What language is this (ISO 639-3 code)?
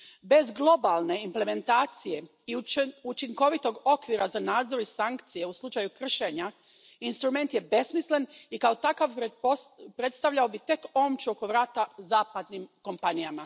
hrv